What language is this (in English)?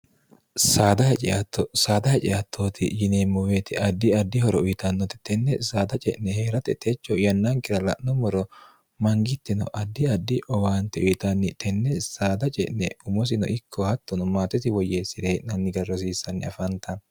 Sidamo